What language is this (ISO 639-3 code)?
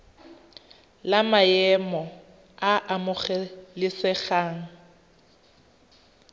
tsn